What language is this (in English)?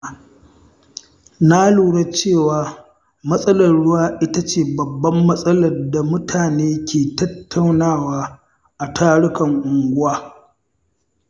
Hausa